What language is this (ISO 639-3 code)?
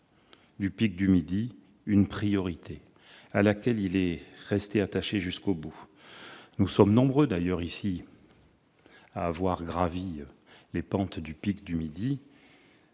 fra